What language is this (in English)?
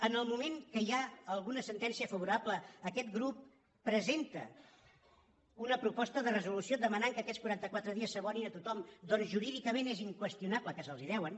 Catalan